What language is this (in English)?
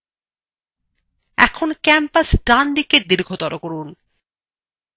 Bangla